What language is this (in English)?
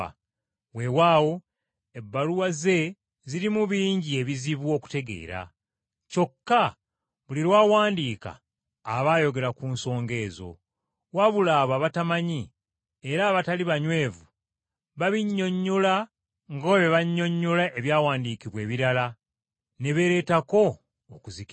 Ganda